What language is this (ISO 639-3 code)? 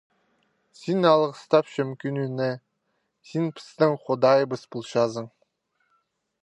kjh